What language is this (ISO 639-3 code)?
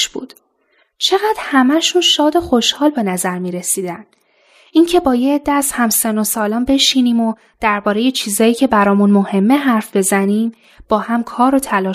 fas